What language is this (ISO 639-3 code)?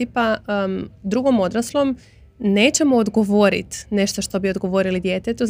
hrv